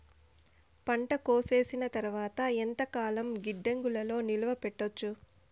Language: Telugu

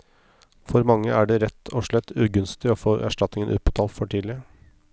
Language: Norwegian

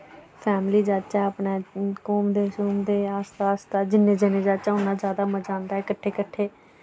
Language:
Dogri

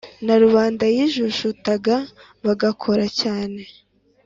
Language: Kinyarwanda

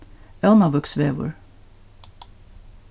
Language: Faroese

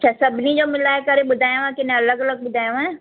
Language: Sindhi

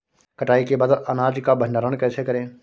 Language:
Hindi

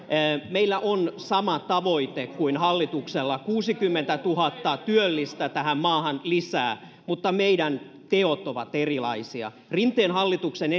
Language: Finnish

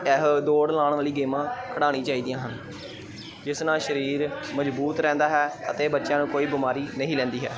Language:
Punjabi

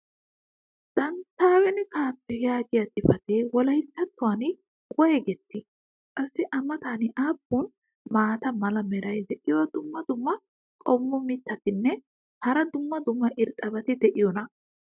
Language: Wolaytta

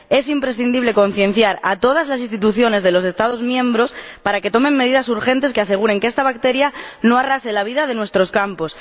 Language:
Spanish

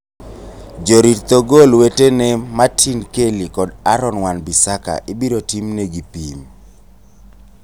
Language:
Luo (Kenya and Tanzania)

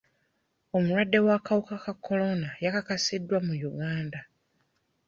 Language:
Ganda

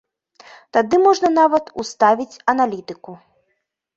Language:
Belarusian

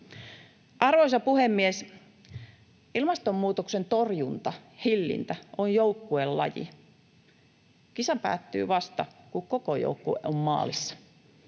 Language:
Finnish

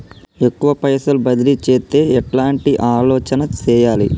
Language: Telugu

